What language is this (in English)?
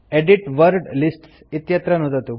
Sanskrit